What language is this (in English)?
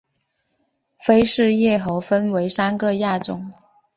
Chinese